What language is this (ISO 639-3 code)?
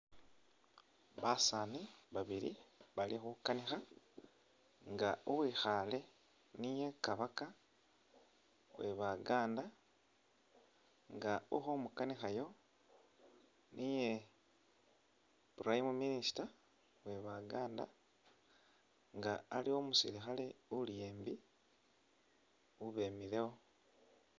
myx